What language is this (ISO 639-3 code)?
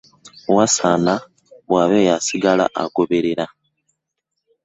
lug